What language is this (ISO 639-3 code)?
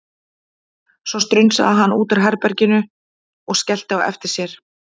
isl